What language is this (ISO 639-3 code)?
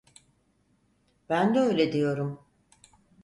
tur